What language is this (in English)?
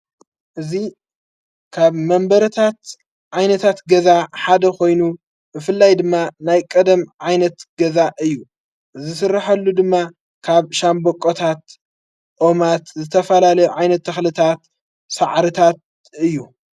Tigrinya